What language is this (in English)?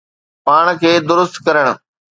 Sindhi